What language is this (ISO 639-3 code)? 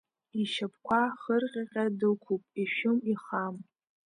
abk